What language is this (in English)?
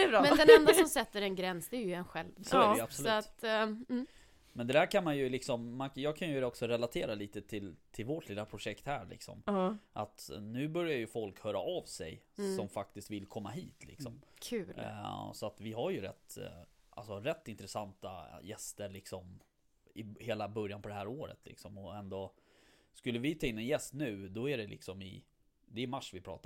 Swedish